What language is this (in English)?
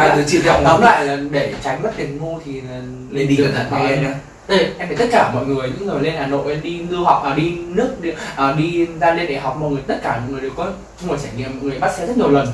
Vietnamese